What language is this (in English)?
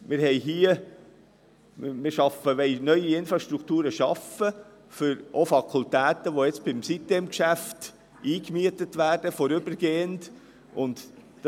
Swiss German